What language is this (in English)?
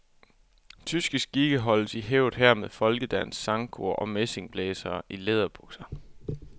Danish